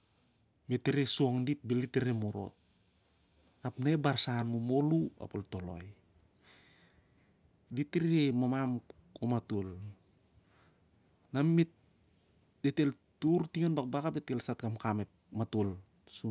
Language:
Siar-Lak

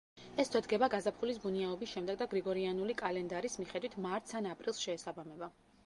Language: Georgian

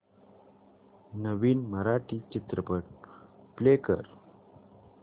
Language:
Marathi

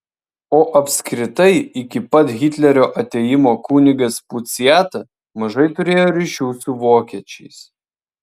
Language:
Lithuanian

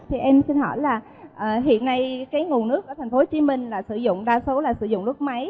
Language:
Vietnamese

